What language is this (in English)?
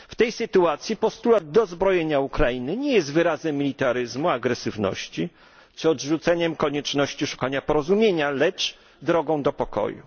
Polish